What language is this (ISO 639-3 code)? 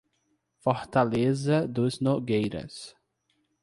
por